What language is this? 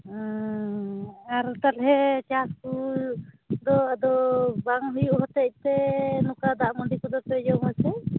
Santali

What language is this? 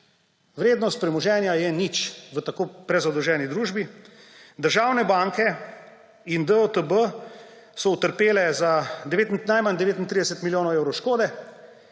Slovenian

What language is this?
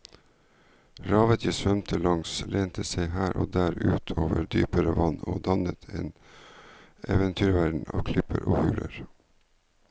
Norwegian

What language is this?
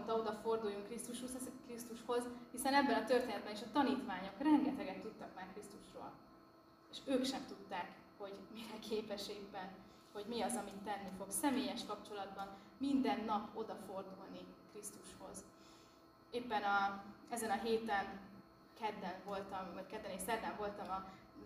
Hungarian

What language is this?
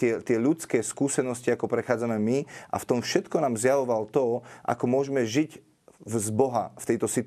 Slovak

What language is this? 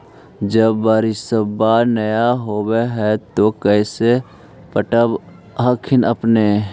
Magahi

